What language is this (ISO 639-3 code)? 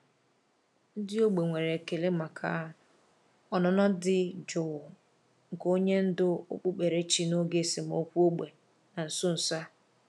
ibo